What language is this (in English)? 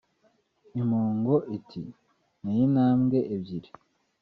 Kinyarwanda